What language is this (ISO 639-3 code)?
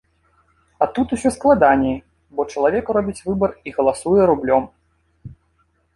bel